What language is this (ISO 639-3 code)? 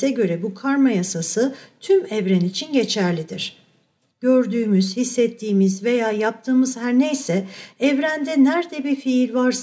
tur